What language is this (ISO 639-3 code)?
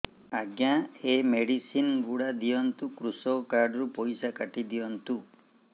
ori